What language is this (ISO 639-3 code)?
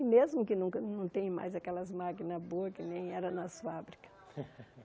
por